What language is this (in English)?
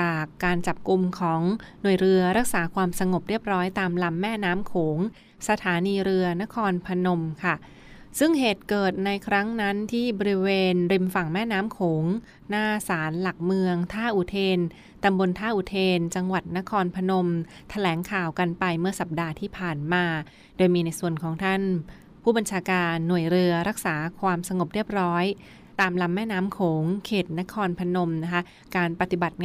Thai